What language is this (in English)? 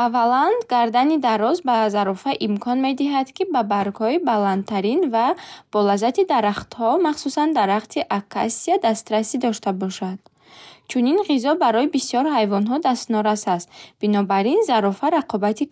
Bukharic